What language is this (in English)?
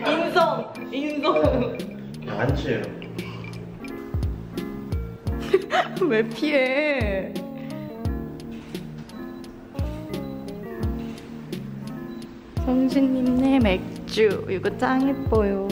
Korean